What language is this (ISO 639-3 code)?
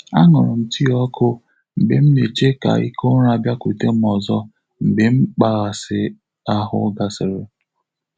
ibo